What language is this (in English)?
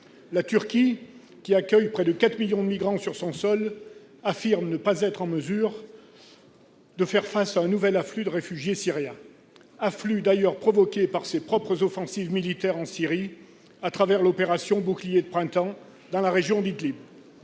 French